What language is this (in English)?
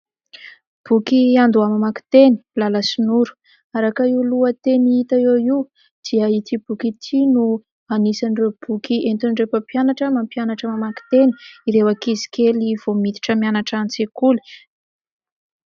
Malagasy